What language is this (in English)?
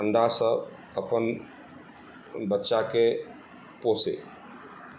Maithili